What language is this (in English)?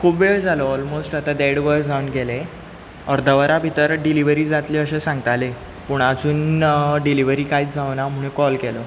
Konkani